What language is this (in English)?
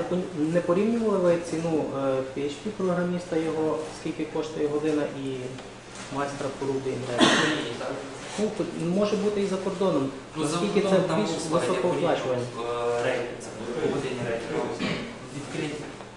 Ukrainian